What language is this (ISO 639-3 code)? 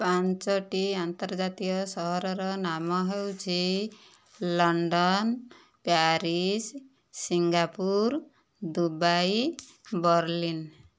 ori